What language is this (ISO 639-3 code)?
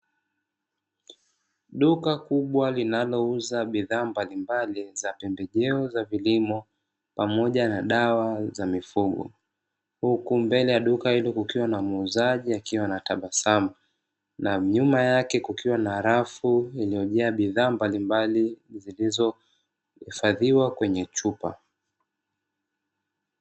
swa